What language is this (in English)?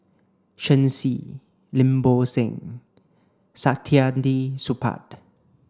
English